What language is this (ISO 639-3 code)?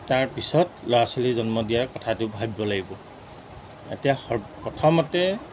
asm